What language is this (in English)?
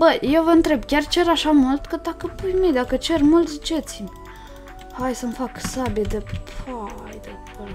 Romanian